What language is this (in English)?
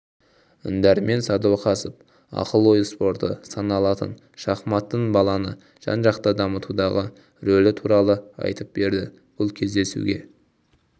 Kazakh